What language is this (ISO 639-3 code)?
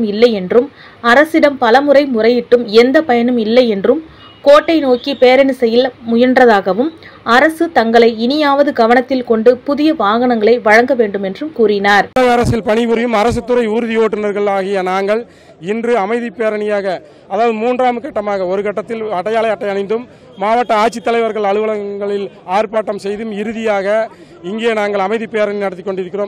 ind